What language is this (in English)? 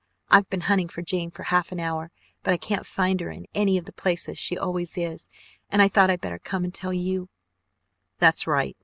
English